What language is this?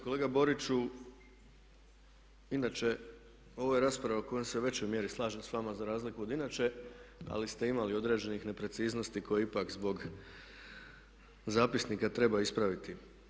Croatian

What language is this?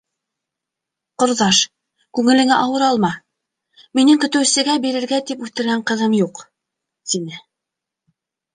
Bashkir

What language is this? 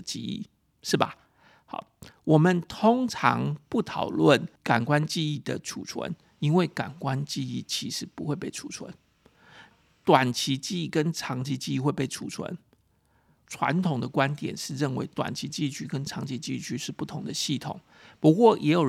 Chinese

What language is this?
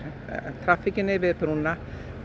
Icelandic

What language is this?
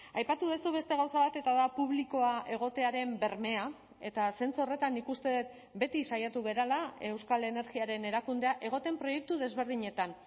Basque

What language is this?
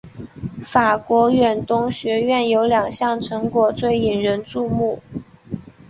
Chinese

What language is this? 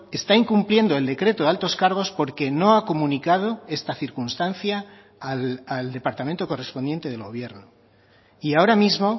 Spanish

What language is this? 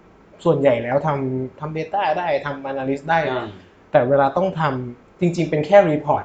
Thai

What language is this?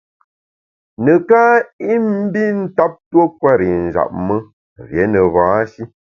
Bamun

